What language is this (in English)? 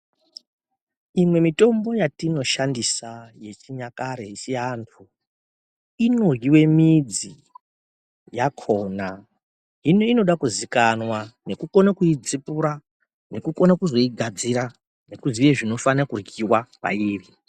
Ndau